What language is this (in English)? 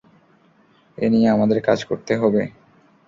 Bangla